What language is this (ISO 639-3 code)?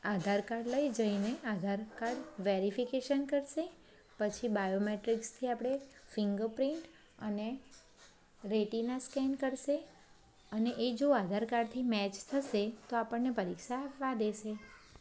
guj